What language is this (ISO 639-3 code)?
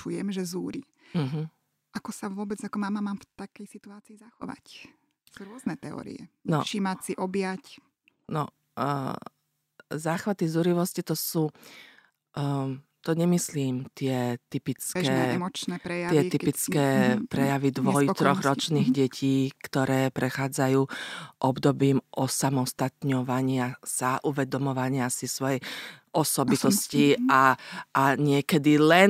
slk